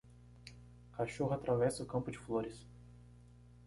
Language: Portuguese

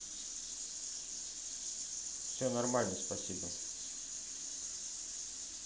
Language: Russian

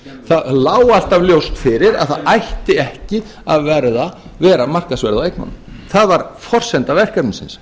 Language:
Icelandic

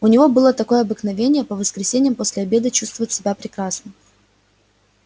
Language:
Russian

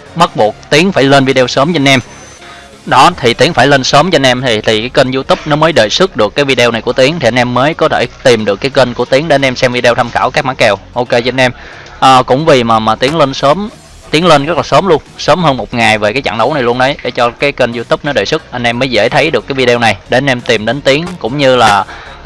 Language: Vietnamese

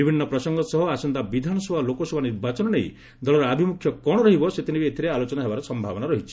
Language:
Odia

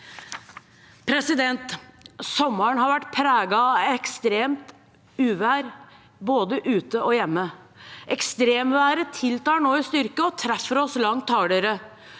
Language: Norwegian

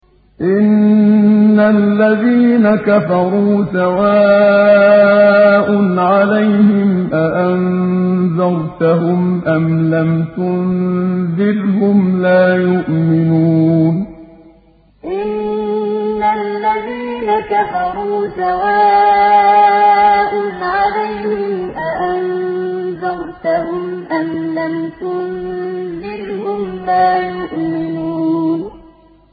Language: Arabic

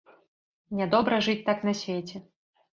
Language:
Belarusian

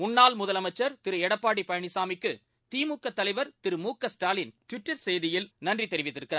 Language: Tamil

